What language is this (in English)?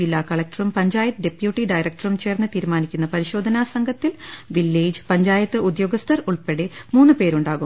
Malayalam